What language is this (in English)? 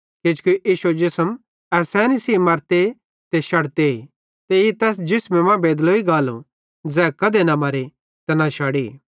Bhadrawahi